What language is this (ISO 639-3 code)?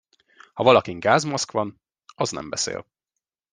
hun